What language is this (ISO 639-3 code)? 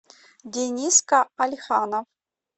rus